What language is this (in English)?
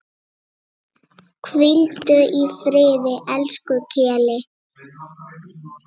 Icelandic